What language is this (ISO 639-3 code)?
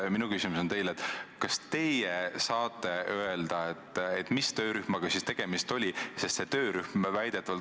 est